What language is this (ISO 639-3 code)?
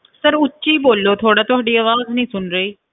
pan